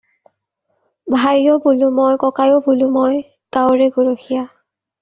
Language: Assamese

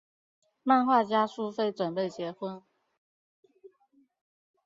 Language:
Chinese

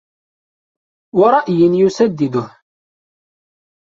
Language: Arabic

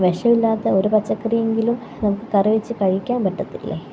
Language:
Malayalam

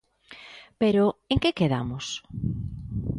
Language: Galician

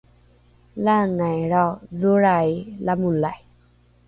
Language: Rukai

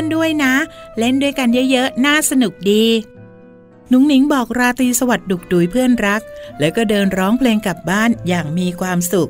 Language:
Thai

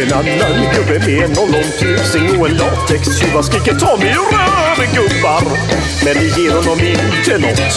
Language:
Swedish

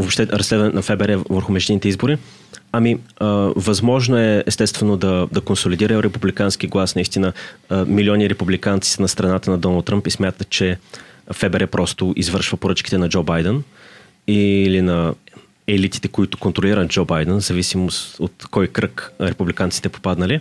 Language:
Bulgarian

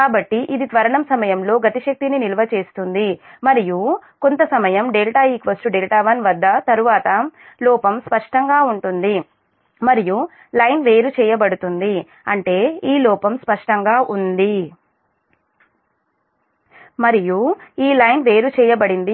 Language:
Telugu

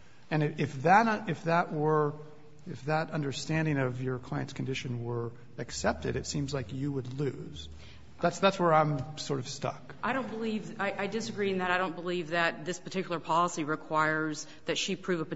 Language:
English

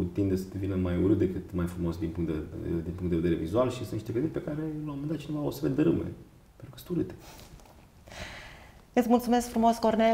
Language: Romanian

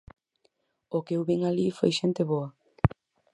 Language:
Galician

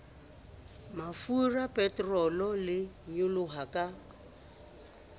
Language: Southern Sotho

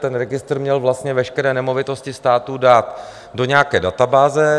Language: Czech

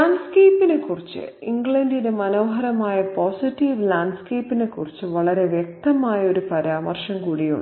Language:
Malayalam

